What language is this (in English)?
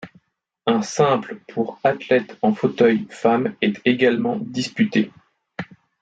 French